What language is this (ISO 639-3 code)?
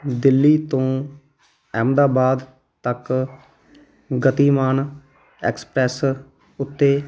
pan